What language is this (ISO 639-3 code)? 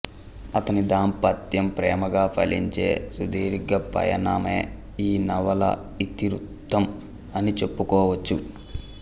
tel